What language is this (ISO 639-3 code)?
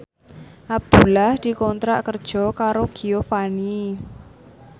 jav